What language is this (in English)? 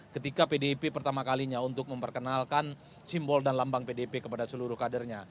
Indonesian